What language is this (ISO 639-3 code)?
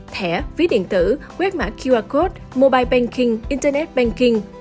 vie